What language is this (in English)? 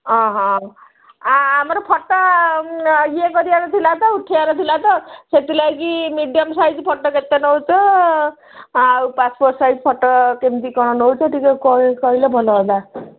Odia